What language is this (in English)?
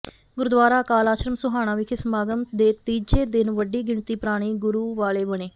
Punjabi